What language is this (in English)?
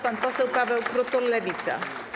Polish